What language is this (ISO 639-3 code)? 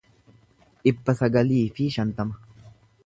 orm